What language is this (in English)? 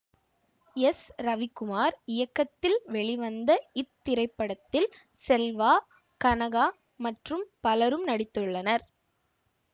Tamil